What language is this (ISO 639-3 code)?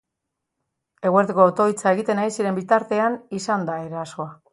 eus